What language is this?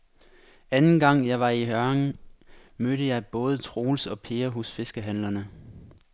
Danish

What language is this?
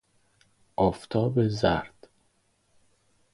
Persian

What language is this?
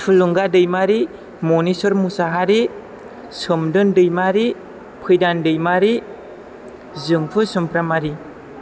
Bodo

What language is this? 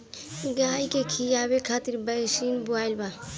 Bhojpuri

